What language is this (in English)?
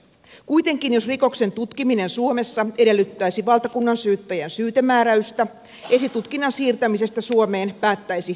Finnish